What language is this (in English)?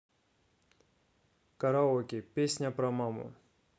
Russian